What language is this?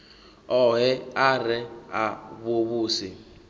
Venda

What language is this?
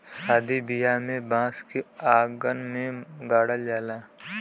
Bhojpuri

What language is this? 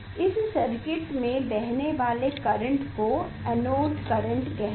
Hindi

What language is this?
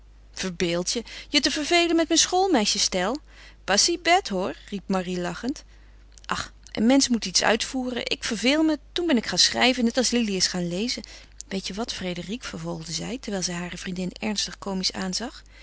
Dutch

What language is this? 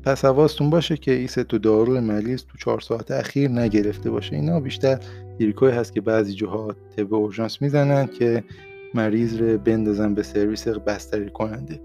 Persian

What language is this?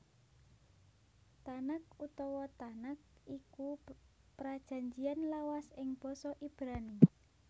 Javanese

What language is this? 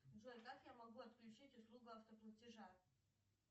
Russian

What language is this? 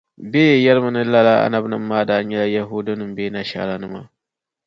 Dagbani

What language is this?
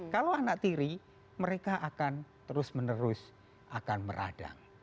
Indonesian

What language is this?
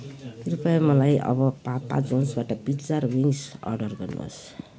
Nepali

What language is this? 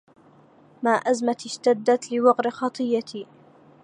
Arabic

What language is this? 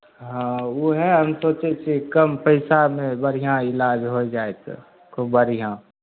Maithili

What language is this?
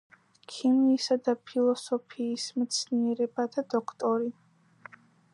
Georgian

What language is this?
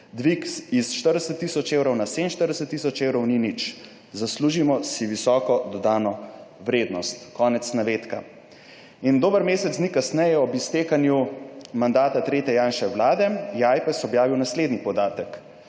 Slovenian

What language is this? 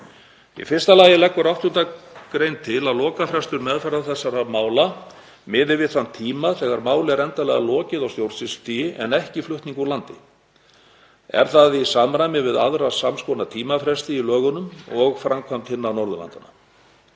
Icelandic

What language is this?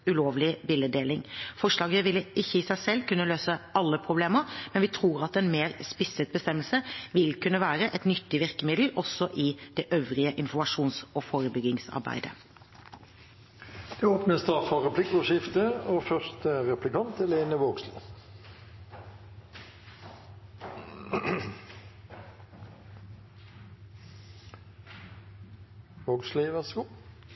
Norwegian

